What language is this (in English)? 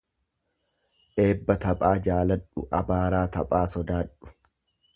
Oromo